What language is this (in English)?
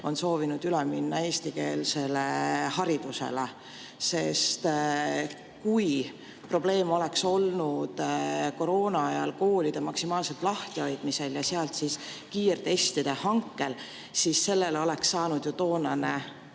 Estonian